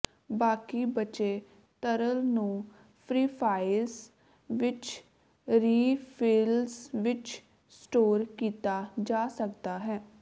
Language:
Punjabi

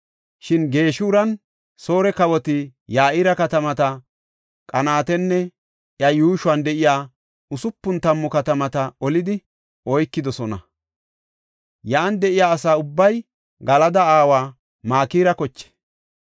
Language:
Gofa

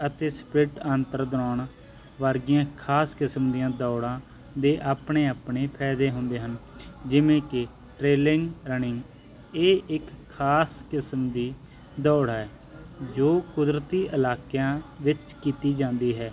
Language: Punjabi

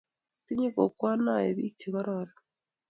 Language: Kalenjin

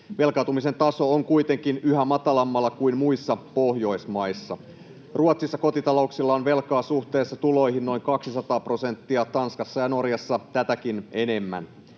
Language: Finnish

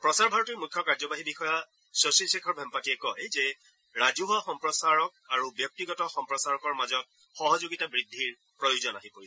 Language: Assamese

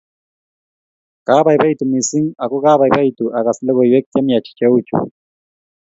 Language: Kalenjin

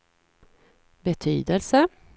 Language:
Swedish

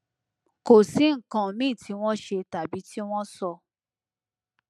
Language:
Yoruba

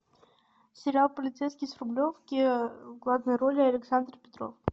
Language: Russian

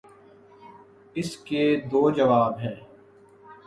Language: Urdu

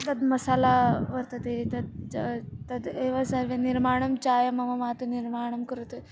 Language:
Sanskrit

